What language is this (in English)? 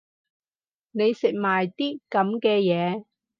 Cantonese